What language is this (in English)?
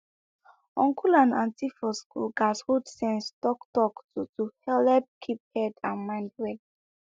Nigerian Pidgin